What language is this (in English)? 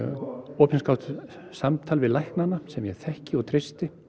Icelandic